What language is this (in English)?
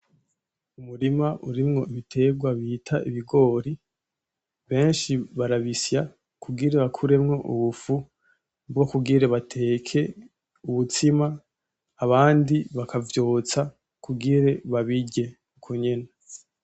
Rundi